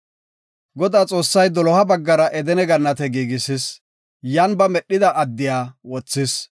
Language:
Gofa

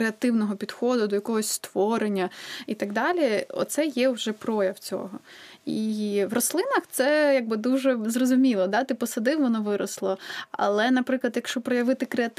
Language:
Ukrainian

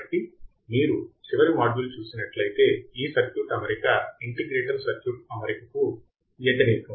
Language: Telugu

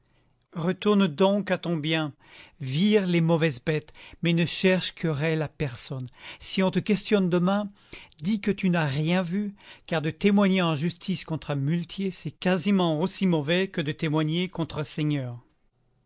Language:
French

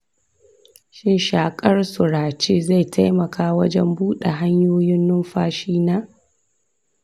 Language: Hausa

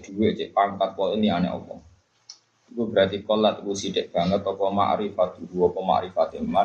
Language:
Malay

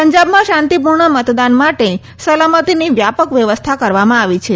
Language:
Gujarati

